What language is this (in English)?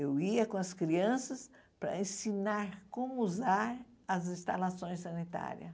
Portuguese